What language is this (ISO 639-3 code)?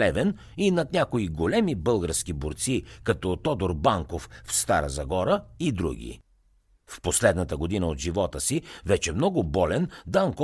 bul